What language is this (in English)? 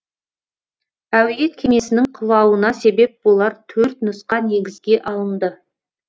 Kazakh